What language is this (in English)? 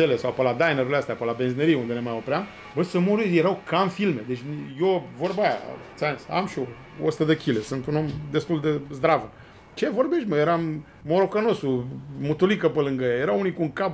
Romanian